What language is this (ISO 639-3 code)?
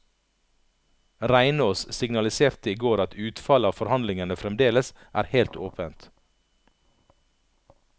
nor